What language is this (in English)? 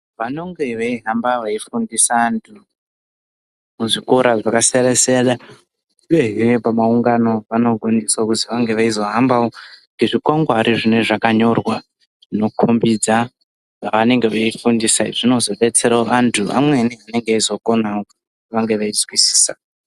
Ndau